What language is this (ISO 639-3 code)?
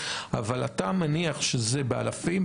heb